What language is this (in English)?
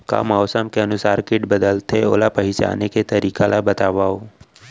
Chhattisgarhi